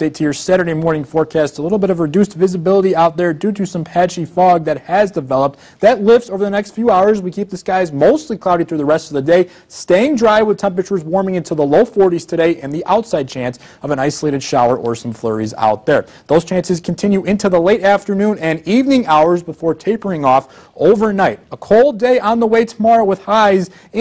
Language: English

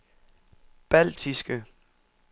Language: Danish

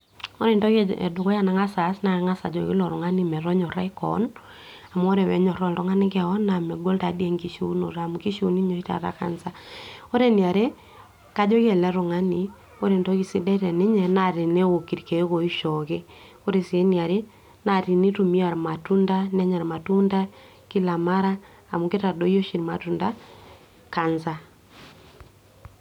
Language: Masai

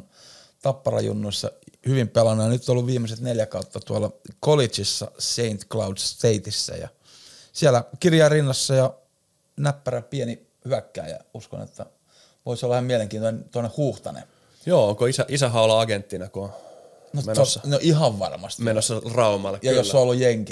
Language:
Finnish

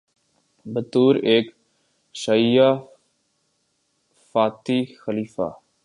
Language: Urdu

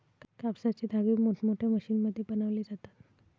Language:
Marathi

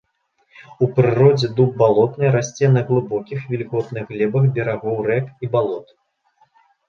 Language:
Belarusian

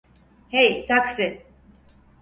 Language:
Turkish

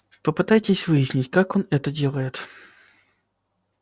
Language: Russian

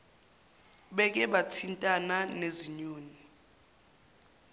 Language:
Zulu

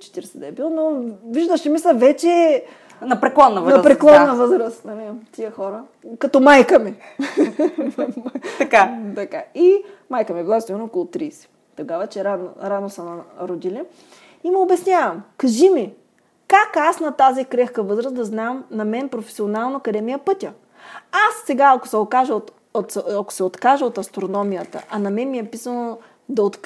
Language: Bulgarian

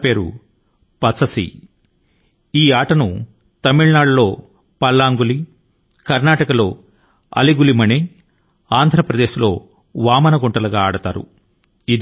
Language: Telugu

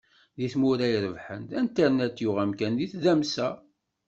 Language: Kabyle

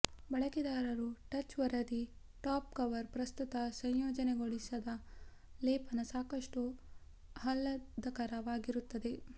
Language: Kannada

